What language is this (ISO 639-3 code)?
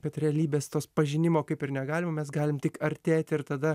lit